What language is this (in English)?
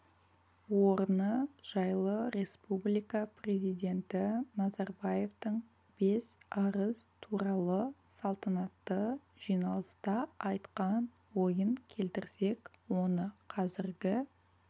Kazakh